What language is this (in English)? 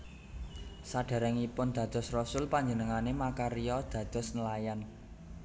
Javanese